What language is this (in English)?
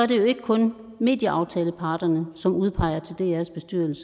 Danish